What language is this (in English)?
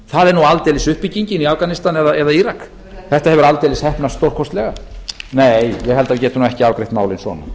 Icelandic